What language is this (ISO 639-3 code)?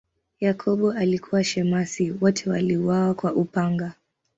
swa